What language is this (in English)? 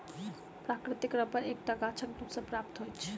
Maithili